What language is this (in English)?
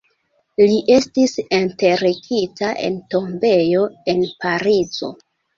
Esperanto